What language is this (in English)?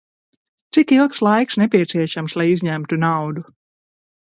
Latvian